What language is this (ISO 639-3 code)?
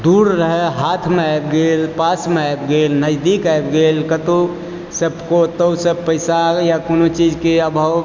mai